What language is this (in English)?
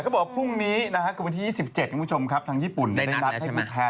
Thai